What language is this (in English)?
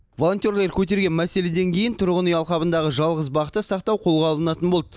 Kazakh